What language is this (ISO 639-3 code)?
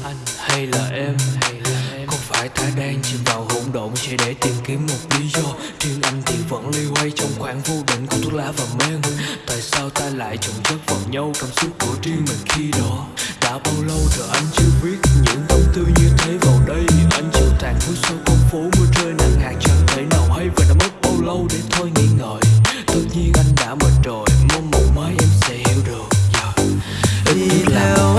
vie